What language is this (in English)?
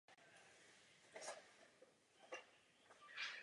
Czech